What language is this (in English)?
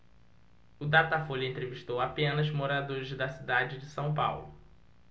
Portuguese